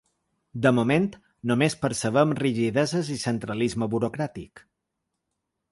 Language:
Catalan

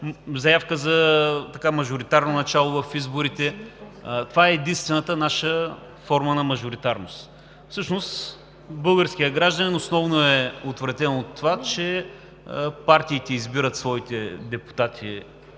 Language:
Bulgarian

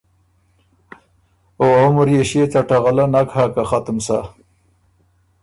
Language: Ormuri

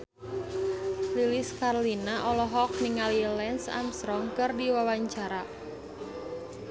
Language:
Sundanese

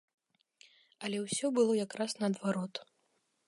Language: Belarusian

